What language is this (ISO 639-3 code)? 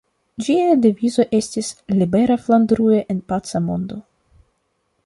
epo